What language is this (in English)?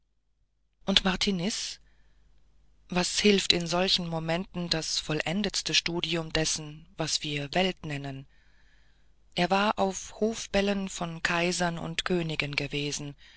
German